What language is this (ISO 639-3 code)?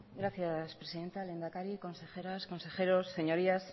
spa